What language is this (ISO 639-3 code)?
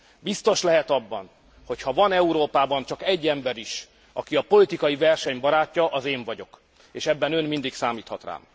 hun